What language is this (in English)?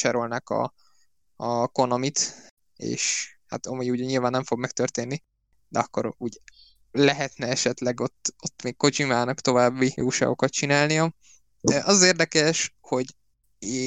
Hungarian